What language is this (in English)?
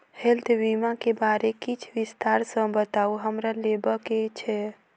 Maithili